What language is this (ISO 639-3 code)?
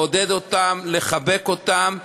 heb